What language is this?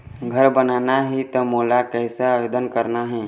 Chhattisgarhi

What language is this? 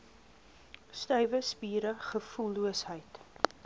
Afrikaans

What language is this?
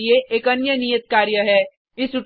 Hindi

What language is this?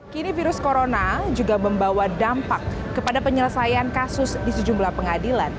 Indonesian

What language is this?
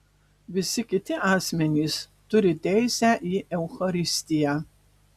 Lithuanian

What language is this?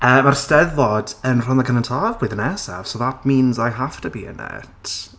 Welsh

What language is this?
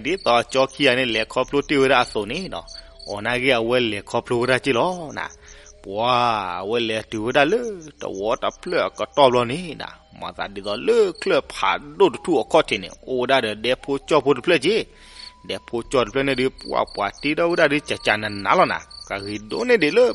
Thai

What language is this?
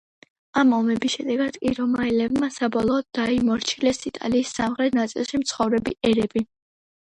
Georgian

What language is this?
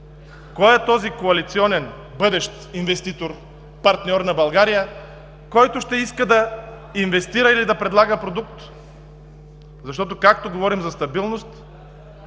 Bulgarian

